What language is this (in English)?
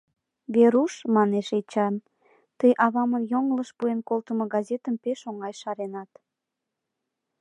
Mari